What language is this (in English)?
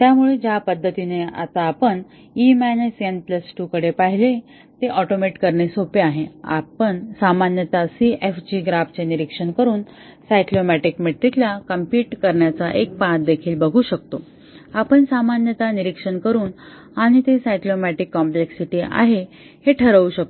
Marathi